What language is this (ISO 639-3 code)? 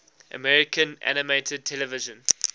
eng